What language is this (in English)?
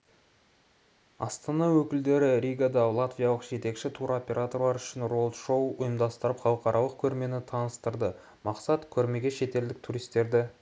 Kazakh